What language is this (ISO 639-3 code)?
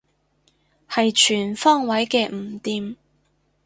yue